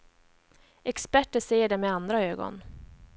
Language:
Swedish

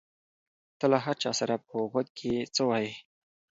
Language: Pashto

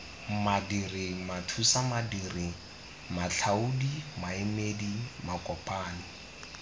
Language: Tswana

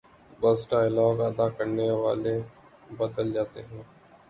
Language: Urdu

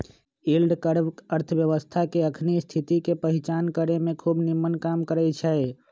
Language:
Magahi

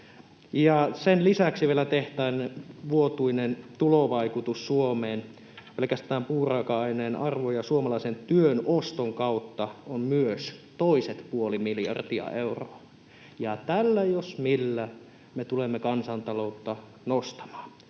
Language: Finnish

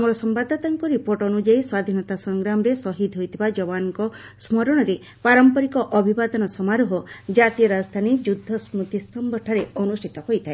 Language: Odia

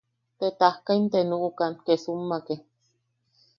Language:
Yaqui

